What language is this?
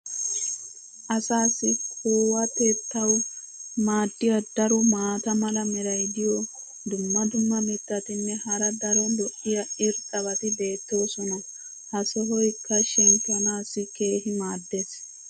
Wolaytta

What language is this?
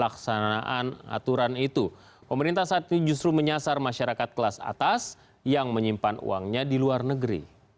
Indonesian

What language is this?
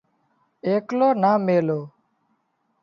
Wadiyara Koli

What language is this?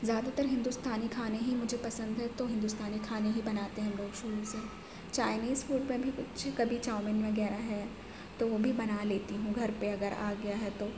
Urdu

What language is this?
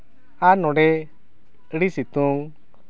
Santali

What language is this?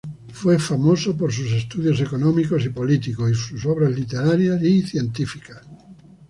Spanish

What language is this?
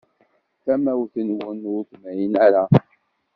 Kabyle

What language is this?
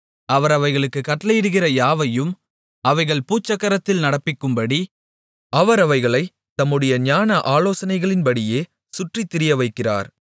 Tamil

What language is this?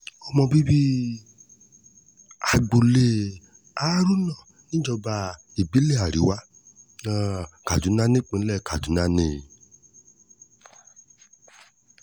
Yoruba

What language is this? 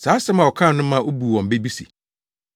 Akan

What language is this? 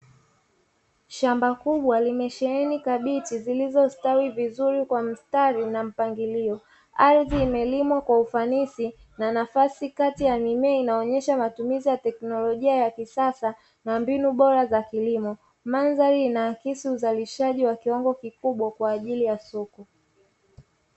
Swahili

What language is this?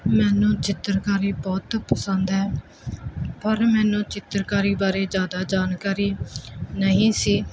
Punjabi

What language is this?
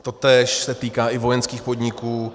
Czech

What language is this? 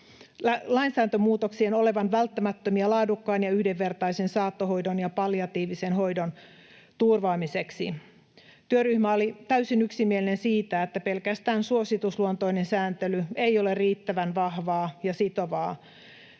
Finnish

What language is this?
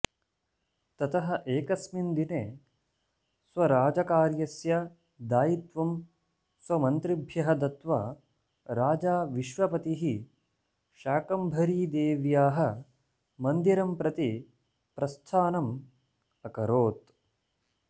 Sanskrit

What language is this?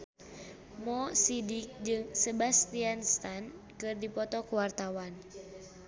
Sundanese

